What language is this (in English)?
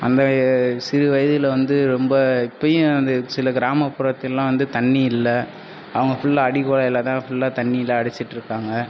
Tamil